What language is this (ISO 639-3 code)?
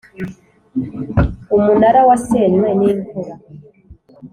kin